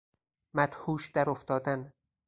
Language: Persian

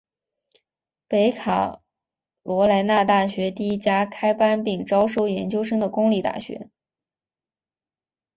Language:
Chinese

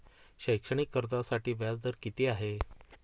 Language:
Marathi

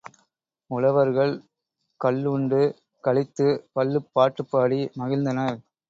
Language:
Tamil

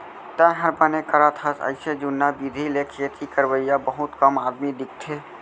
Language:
Chhattisgarhi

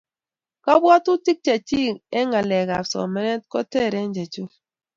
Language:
Kalenjin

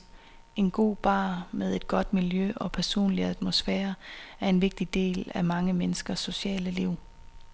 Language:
Danish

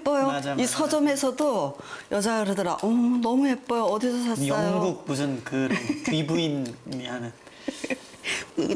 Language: Korean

